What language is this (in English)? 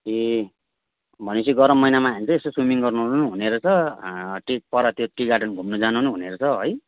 Nepali